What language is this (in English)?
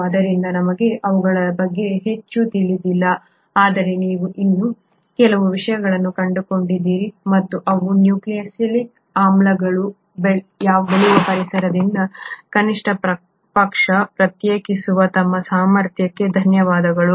Kannada